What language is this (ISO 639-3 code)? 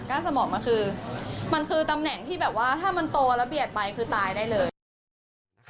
tha